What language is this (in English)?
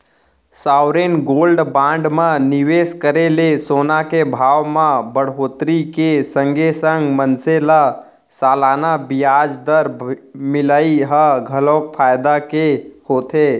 Chhattisgarhi